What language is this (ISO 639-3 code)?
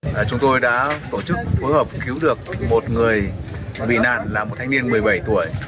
vie